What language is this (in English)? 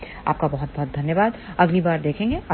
Hindi